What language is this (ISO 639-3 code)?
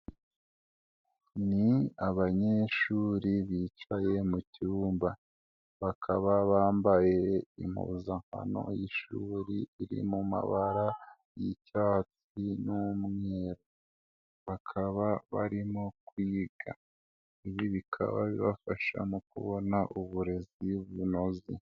kin